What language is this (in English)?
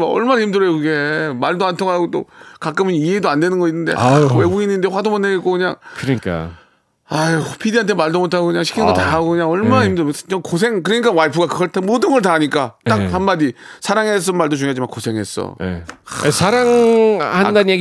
Korean